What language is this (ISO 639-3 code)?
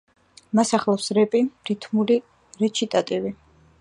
kat